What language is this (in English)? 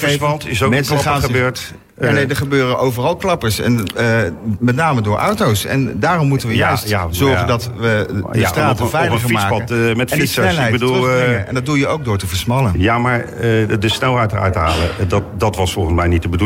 Dutch